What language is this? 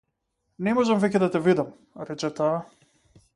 Macedonian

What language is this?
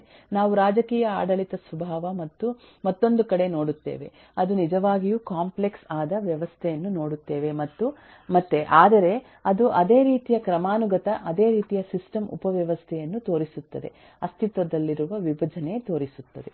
Kannada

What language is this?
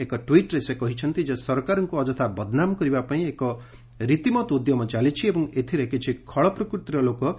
Odia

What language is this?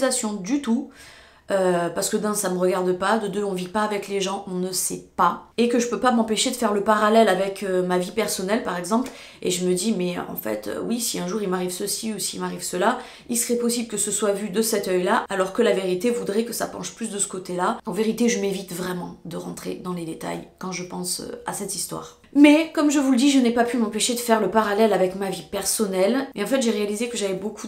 French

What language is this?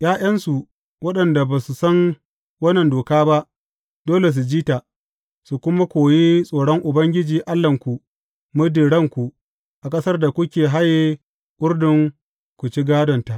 Hausa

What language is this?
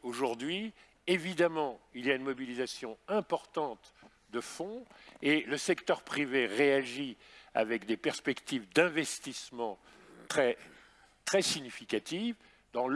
French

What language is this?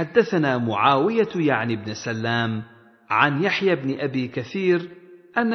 Arabic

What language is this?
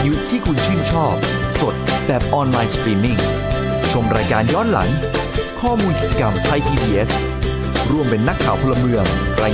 Thai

